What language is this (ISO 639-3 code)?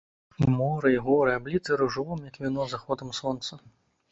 bel